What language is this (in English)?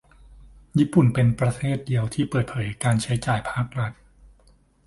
Thai